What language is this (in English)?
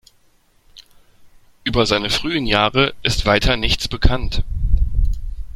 German